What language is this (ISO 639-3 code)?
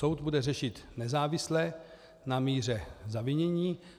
ces